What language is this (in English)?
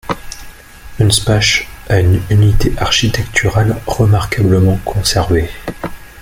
French